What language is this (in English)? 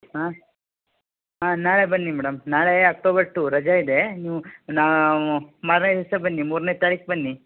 Kannada